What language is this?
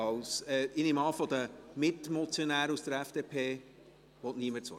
Swiss German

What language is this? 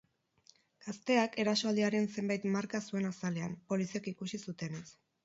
Basque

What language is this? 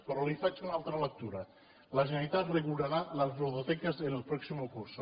Catalan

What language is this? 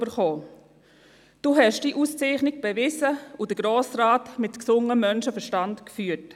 Swiss German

